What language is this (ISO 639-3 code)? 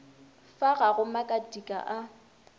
nso